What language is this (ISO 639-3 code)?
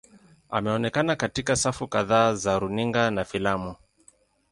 swa